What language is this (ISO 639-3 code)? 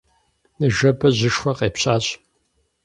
kbd